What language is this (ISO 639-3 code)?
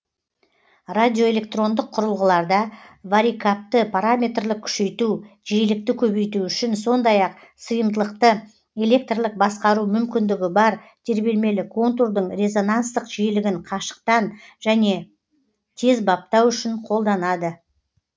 kaz